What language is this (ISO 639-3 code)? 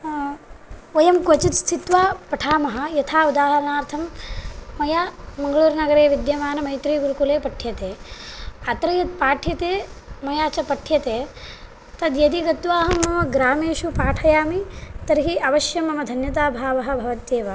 san